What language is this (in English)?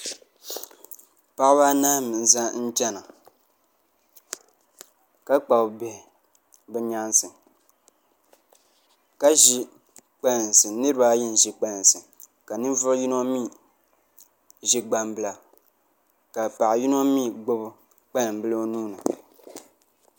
Dagbani